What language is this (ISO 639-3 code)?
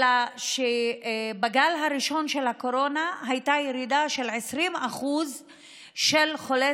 heb